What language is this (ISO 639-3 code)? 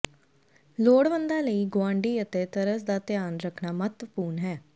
pan